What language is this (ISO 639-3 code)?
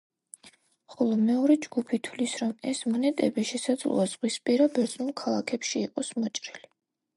kat